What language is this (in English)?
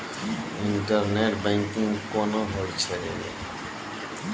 Maithili